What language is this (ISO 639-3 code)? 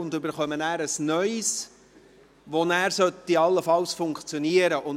gsw